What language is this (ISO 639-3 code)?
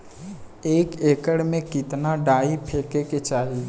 bho